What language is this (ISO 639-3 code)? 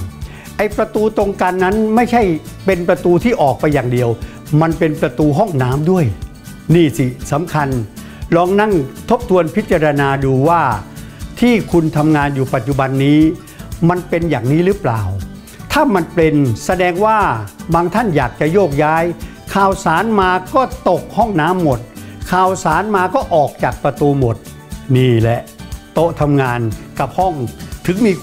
tha